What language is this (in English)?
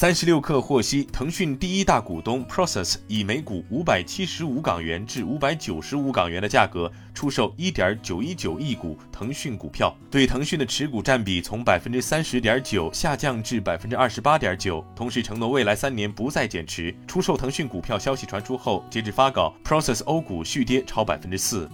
Chinese